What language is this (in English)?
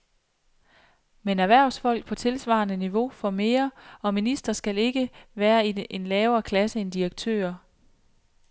Danish